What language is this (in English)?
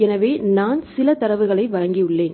Tamil